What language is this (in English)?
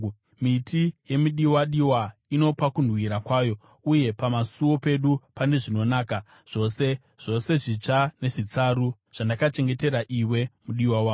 Shona